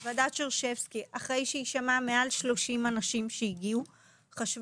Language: Hebrew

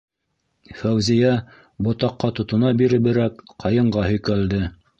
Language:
Bashkir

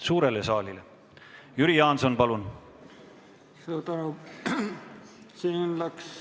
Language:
Estonian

